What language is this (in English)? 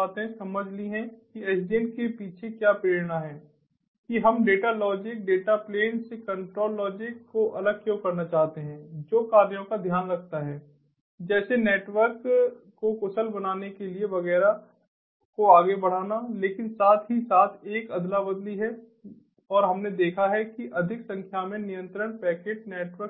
Hindi